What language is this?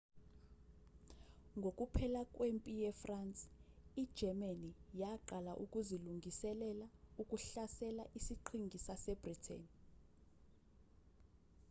Zulu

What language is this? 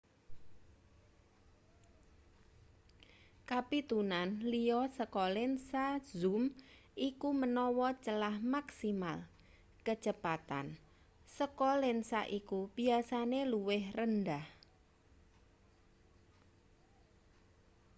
Javanese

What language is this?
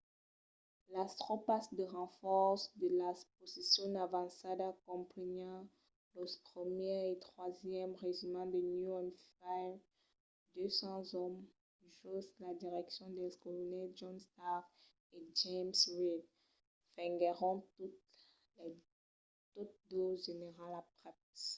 Occitan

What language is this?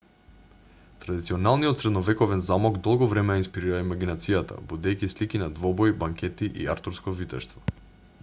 Macedonian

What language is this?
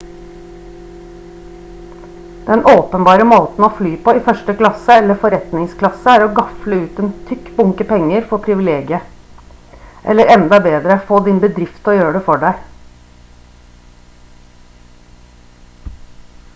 Norwegian Bokmål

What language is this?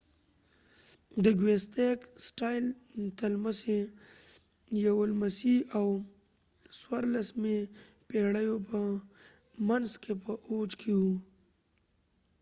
Pashto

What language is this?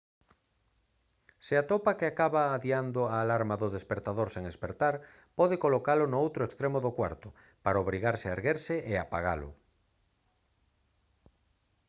Galician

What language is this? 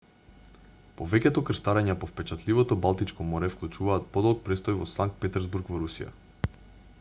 Macedonian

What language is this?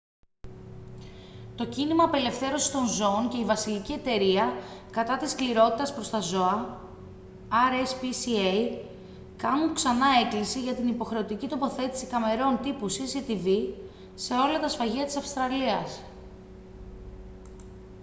Greek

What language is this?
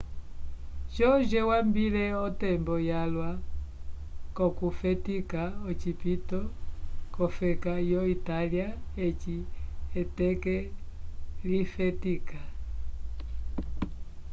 Umbundu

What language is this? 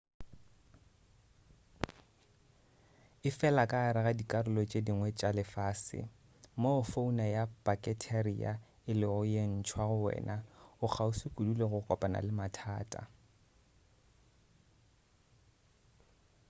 Northern Sotho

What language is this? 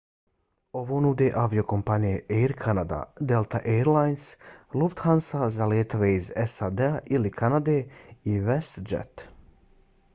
Bosnian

